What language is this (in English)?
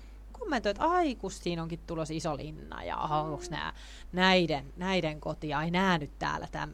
Finnish